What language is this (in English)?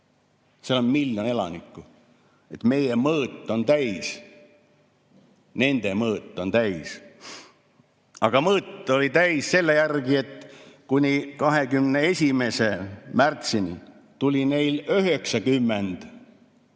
Estonian